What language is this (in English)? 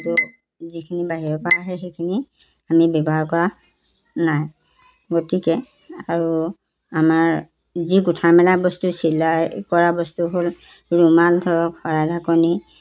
Assamese